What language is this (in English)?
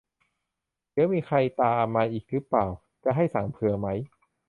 Thai